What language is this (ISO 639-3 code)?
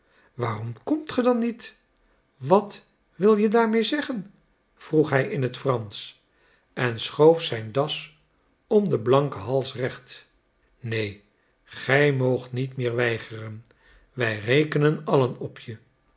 nld